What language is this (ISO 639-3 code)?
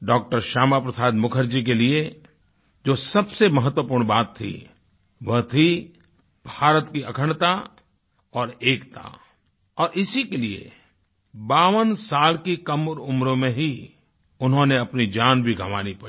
hin